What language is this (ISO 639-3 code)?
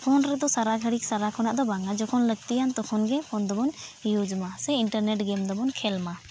sat